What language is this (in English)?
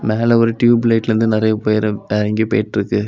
Tamil